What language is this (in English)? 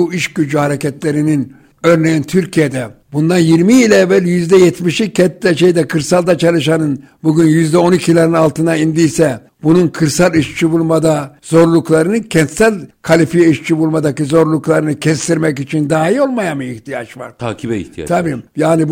Turkish